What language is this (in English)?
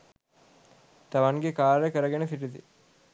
Sinhala